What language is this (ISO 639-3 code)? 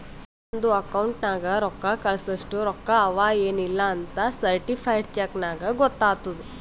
kan